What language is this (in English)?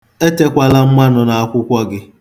Igbo